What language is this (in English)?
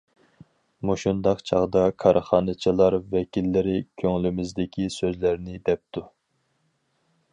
Uyghur